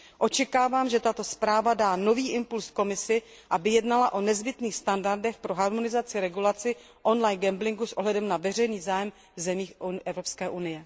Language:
Czech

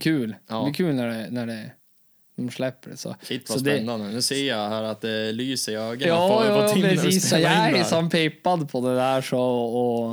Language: Swedish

